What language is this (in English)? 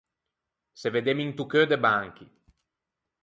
Ligurian